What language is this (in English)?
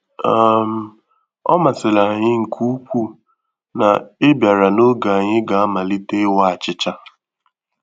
Igbo